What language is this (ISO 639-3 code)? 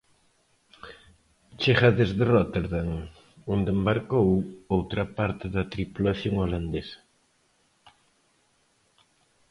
glg